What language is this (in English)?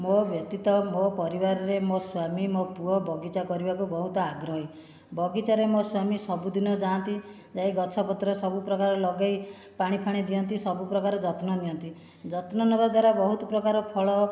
Odia